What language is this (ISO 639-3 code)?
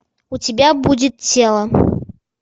rus